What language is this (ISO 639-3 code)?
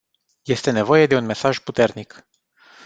ron